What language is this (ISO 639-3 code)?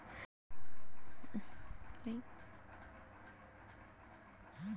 mag